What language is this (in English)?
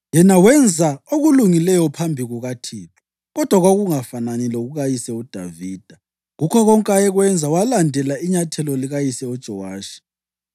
North Ndebele